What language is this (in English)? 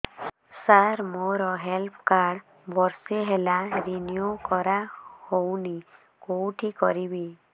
Odia